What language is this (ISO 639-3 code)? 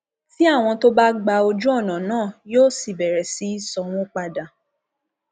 yor